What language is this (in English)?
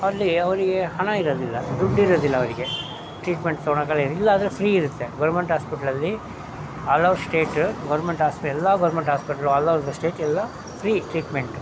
Kannada